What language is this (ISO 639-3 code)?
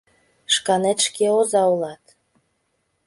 chm